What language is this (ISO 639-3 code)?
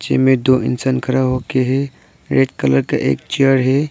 hin